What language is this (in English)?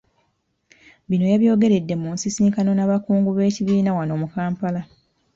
Ganda